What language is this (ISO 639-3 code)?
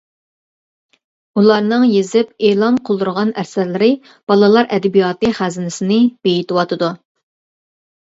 uig